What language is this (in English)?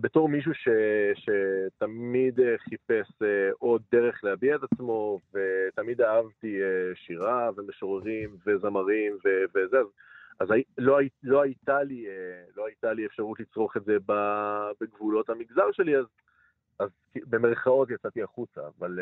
Hebrew